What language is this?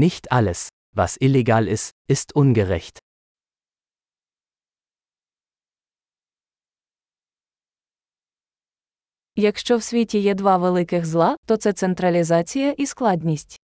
Ukrainian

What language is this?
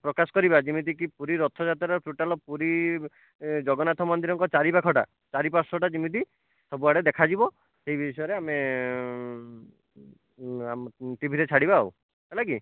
Odia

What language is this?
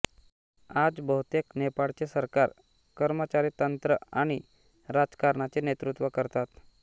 Marathi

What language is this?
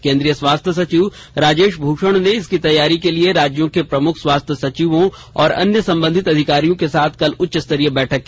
Hindi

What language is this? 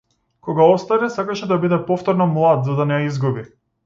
Macedonian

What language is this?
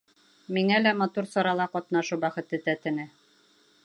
Bashkir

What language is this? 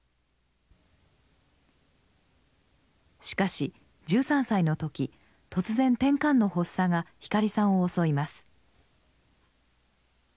Japanese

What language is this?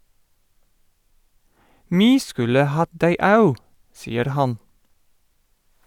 Norwegian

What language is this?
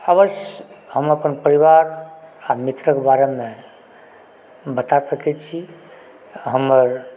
Maithili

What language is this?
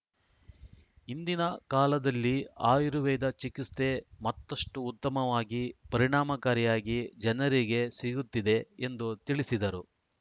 Kannada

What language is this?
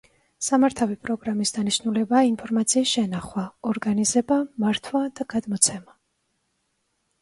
Georgian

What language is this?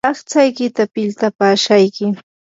Yanahuanca Pasco Quechua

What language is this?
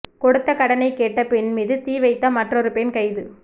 Tamil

